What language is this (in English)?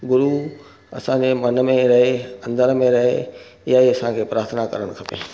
Sindhi